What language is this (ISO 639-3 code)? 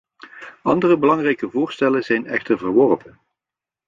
nld